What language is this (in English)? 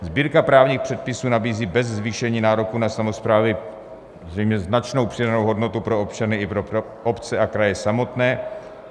Czech